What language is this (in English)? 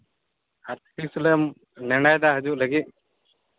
Santali